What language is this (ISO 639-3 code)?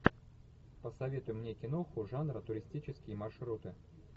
rus